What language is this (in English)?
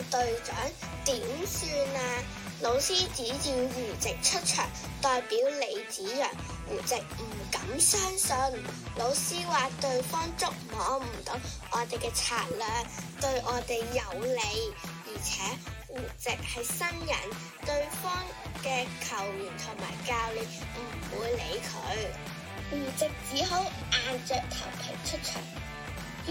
Chinese